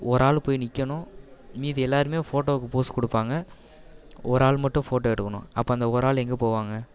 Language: Tamil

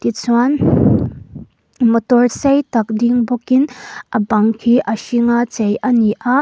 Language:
Mizo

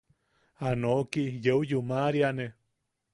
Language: Yaqui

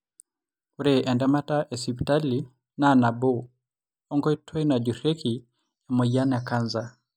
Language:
Masai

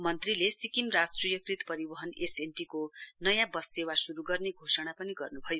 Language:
Nepali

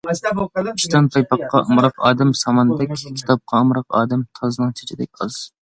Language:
Uyghur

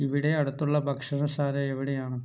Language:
Malayalam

